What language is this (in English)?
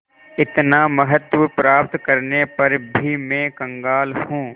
Hindi